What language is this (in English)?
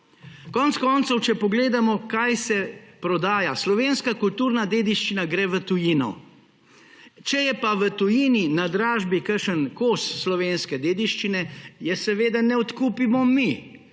Slovenian